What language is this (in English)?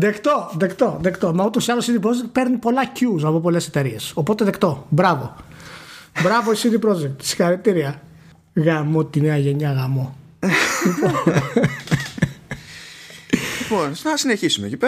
Greek